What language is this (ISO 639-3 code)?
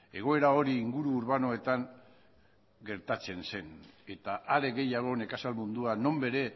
eus